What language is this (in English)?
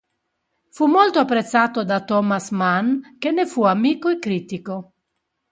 Italian